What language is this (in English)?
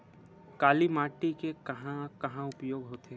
Chhattisgarhi